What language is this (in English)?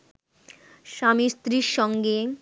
Bangla